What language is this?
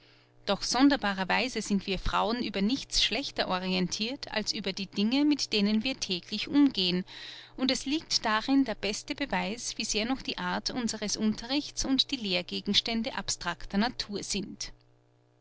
German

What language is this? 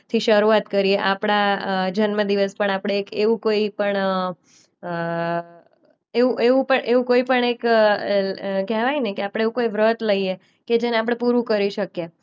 Gujarati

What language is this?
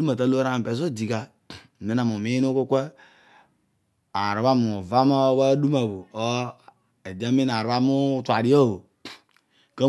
Odual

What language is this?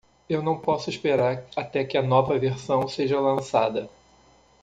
Portuguese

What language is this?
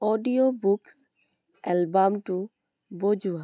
Assamese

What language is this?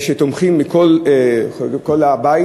Hebrew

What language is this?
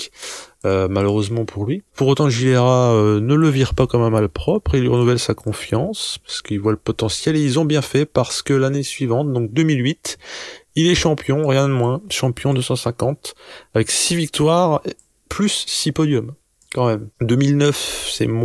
French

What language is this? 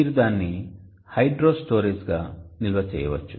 Telugu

